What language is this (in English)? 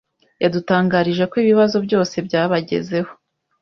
Kinyarwanda